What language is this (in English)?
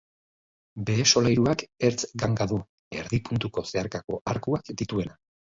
Basque